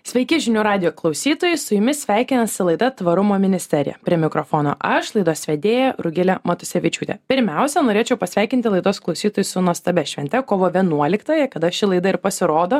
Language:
Lithuanian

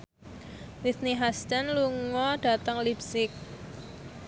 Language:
Javanese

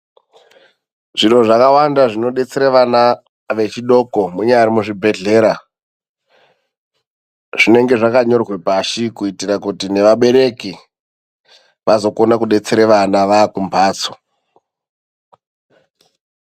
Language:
Ndau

